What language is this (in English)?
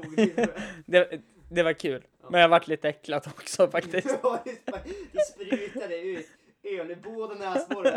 Swedish